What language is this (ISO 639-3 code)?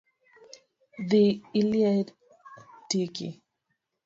luo